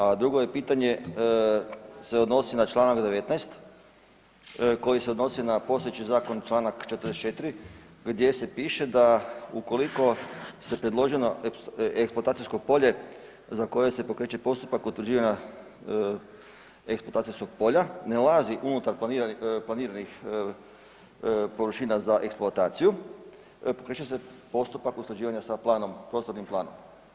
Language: Croatian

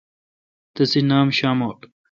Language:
Kalkoti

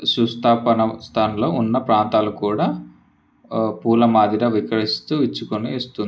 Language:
Telugu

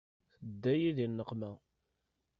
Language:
Kabyle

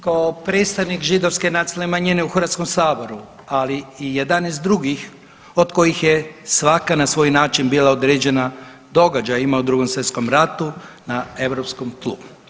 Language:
Croatian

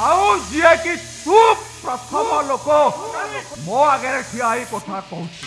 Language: Odia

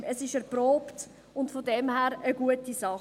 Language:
Swiss German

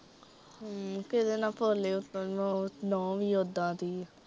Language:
Punjabi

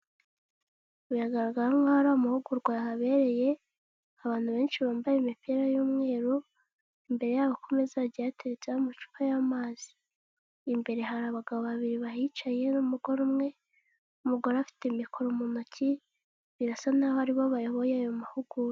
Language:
Kinyarwanda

